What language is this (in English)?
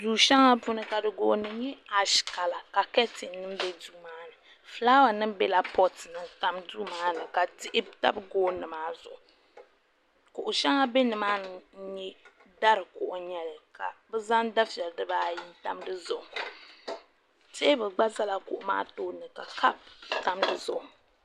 Dagbani